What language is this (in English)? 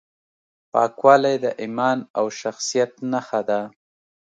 Pashto